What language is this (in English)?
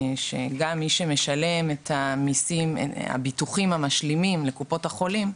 Hebrew